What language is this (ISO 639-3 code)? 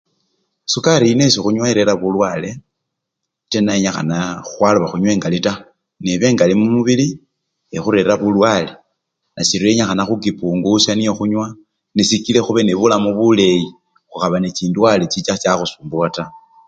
luy